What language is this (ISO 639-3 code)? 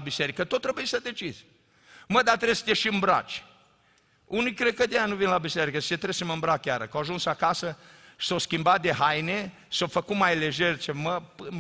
ron